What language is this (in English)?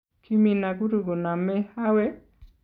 Kalenjin